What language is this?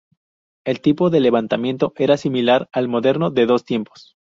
Spanish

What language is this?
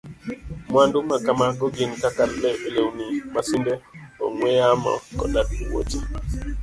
Luo (Kenya and Tanzania)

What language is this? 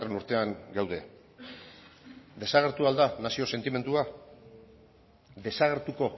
Basque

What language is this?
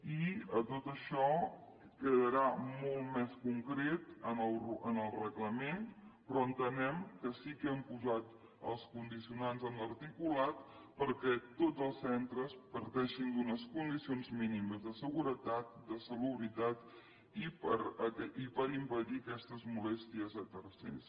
Catalan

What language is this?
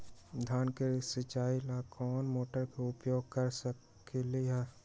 Magahi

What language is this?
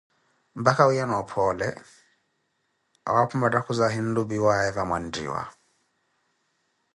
Koti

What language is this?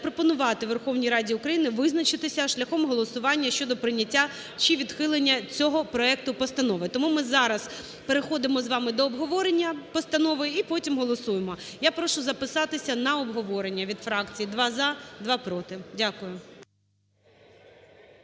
Ukrainian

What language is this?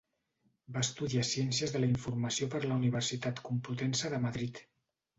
Catalan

